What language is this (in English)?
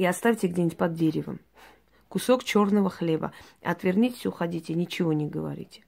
Russian